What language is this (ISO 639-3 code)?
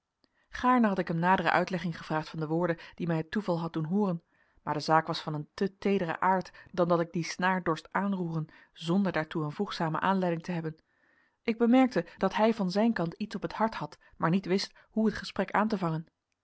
nld